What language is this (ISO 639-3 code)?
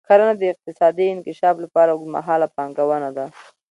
pus